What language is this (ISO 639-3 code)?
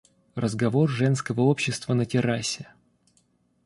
rus